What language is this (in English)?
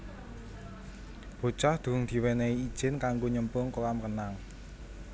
Javanese